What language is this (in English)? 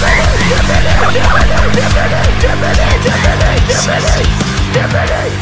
English